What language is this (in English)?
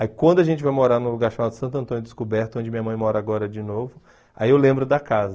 Portuguese